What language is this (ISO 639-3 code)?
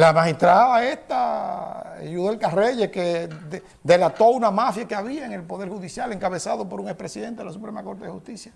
spa